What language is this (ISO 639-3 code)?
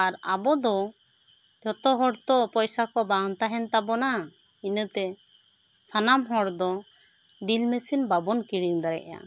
sat